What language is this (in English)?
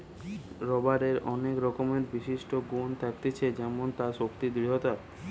Bangla